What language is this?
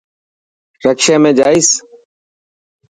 Dhatki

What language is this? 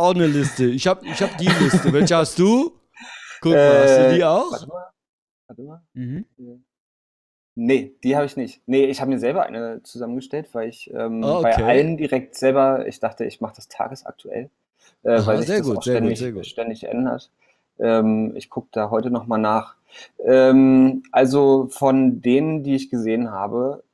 German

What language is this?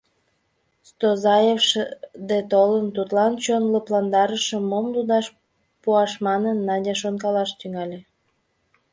Mari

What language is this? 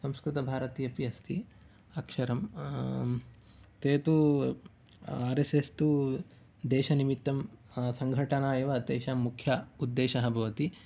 Sanskrit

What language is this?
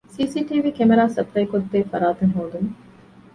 Divehi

